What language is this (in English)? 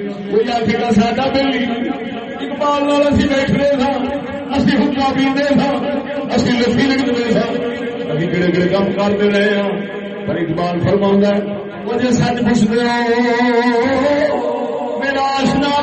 Urdu